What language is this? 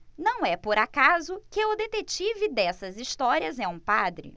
Portuguese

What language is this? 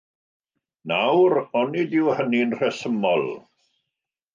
Welsh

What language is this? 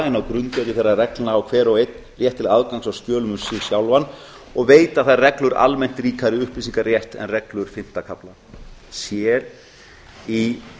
Icelandic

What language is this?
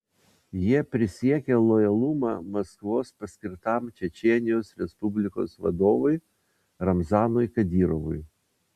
Lithuanian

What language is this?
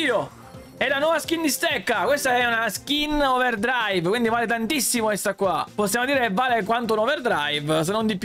Italian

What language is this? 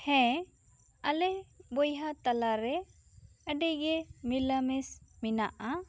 Santali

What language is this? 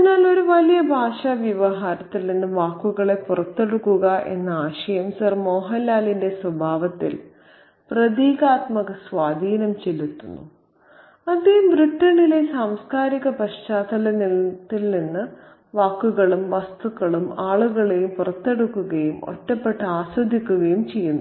Malayalam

